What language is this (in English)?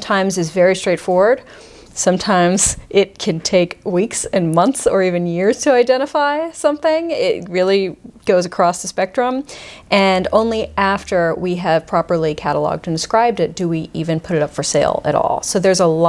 English